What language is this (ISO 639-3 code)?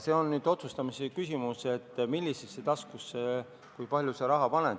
est